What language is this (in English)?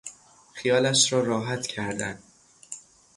Persian